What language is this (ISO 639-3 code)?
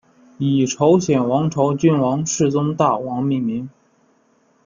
zho